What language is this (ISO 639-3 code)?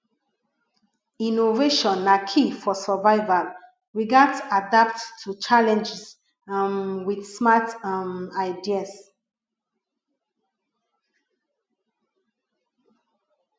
pcm